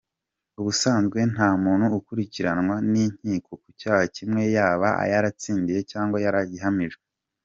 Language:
Kinyarwanda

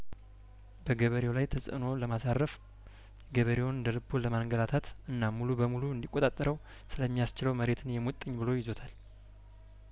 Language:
Amharic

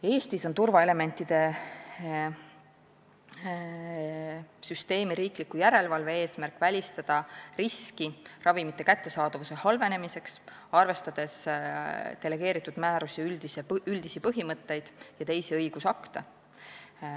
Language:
Estonian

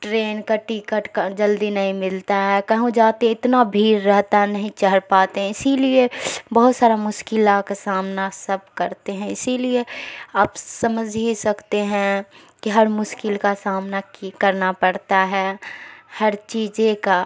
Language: Urdu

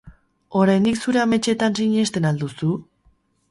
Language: Basque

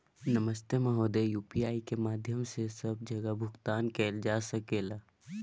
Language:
Maithili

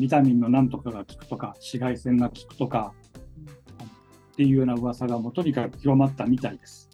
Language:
Japanese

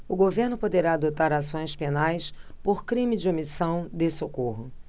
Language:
Portuguese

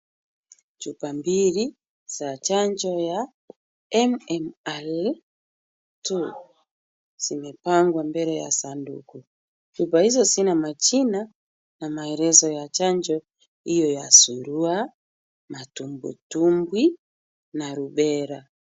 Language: Swahili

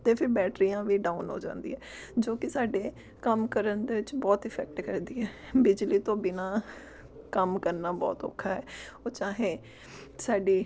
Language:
Punjabi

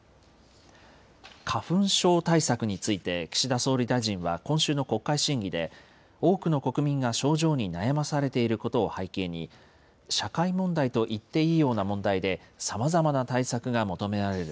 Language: Japanese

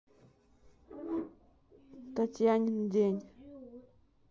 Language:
Russian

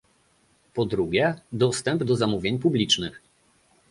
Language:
Polish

